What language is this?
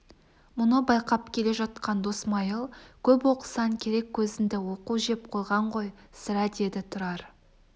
Kazakh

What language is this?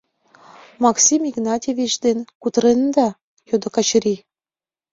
Mari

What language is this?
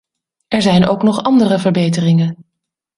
Dutch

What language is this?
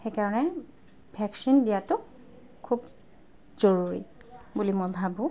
Assamese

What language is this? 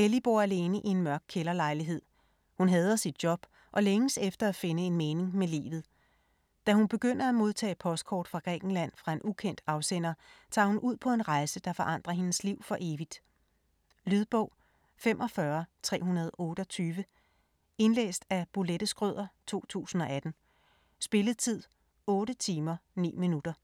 Danish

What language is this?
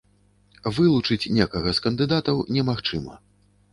Belarusian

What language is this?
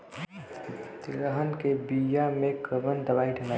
Bhojpuri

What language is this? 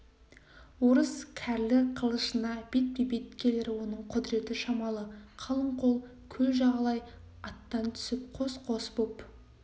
Kazakh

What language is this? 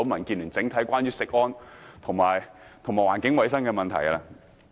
Cantonese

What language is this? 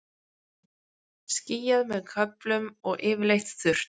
Icelandic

